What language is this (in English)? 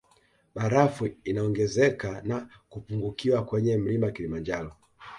Swahili